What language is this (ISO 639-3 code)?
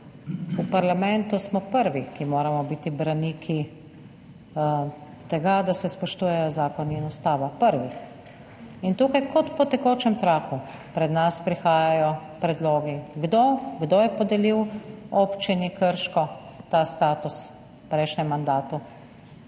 slv